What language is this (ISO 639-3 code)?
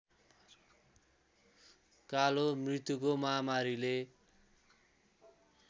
nep